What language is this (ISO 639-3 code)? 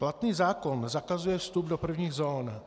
ces